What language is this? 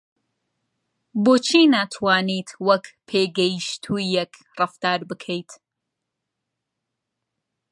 Central Kurdish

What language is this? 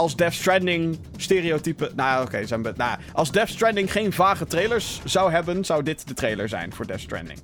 Dutch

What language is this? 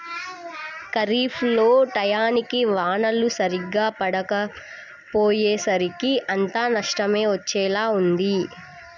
Telugu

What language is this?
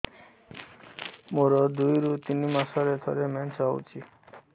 Odia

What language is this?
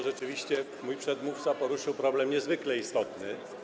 Polish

